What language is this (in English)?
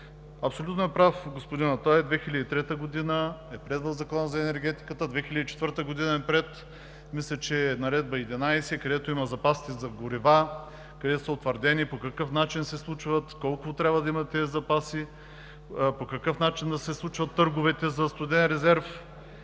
Bulgarian